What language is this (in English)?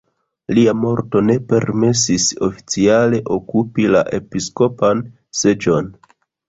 Esperanto